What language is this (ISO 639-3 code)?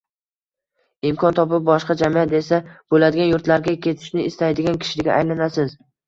uzb